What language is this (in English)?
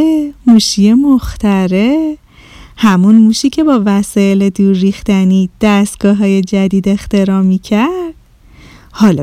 Persian